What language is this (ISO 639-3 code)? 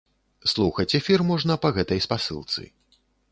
bel